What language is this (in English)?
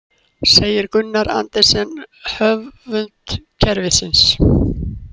Icelandic